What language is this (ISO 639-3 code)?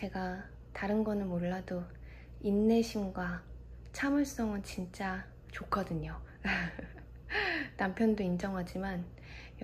kor